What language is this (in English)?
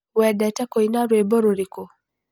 Kikuyu